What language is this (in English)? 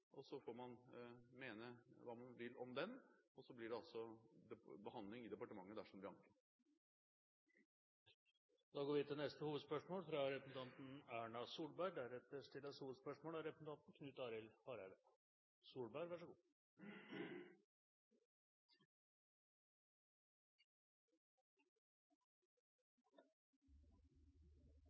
Norwegian